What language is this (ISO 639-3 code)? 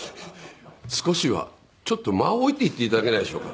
jpn